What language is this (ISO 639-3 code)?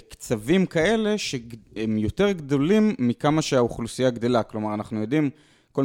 heb